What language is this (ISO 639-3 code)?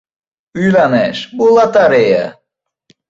uzb